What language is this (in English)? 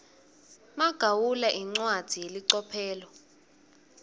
Swati